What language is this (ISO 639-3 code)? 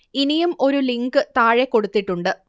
mal